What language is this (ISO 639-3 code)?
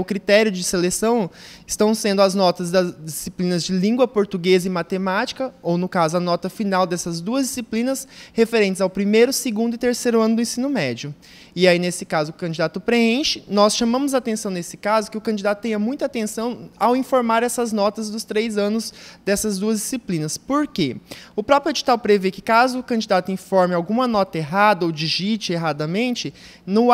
por